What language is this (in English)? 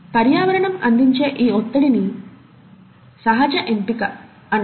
Telugu